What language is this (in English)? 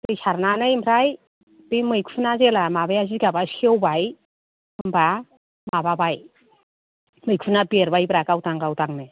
Bodo